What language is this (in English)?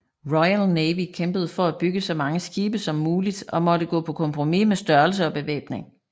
Danish